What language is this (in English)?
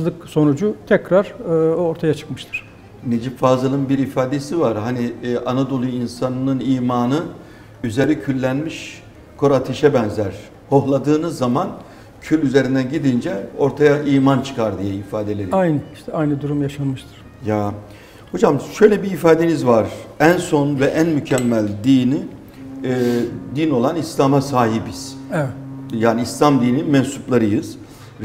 Turkish